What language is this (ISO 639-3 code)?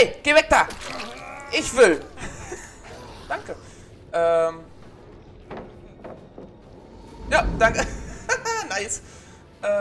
deu